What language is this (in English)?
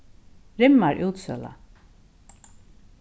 Faroese